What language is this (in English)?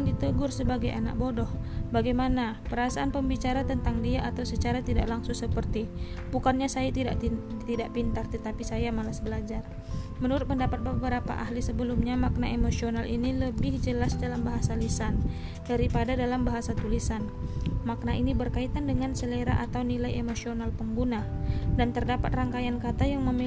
Indonesian